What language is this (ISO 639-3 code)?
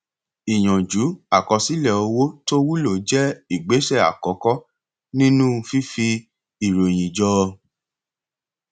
yor